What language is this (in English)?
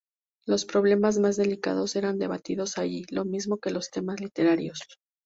Spanish